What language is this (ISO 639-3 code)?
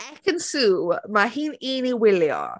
cym